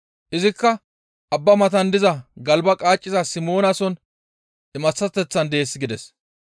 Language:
Gamo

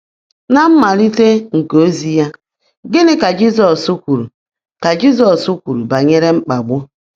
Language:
Igbo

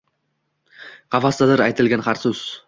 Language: Uzbek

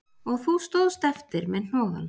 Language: Icelandic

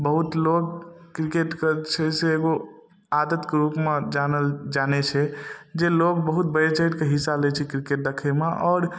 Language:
Maithili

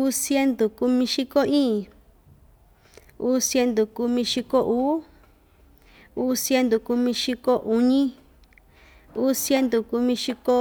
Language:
Ixtayutla Mixtec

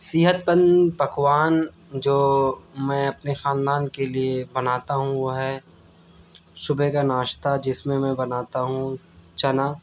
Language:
Urdu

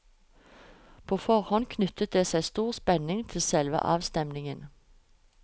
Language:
Norwegian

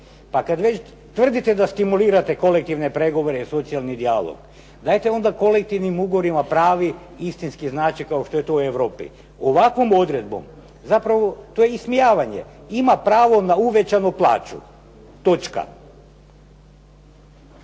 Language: Croatian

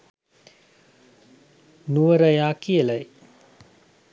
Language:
Sinhala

